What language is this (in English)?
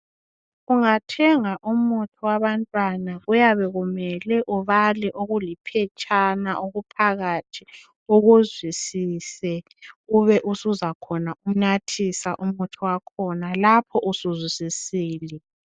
North Ndebele